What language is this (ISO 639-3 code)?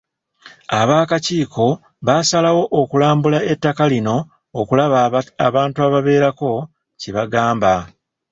lug